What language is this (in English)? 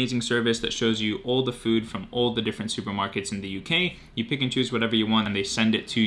English